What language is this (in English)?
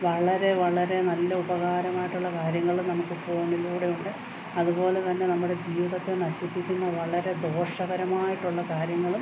Malayalam